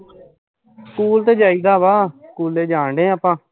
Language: Punjabi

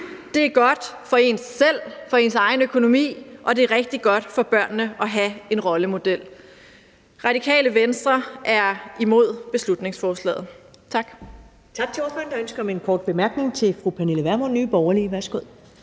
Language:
Danish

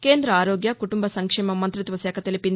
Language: Telugu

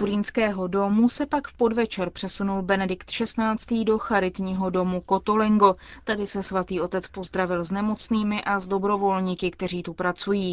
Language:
Czech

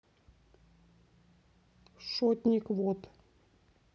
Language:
Russian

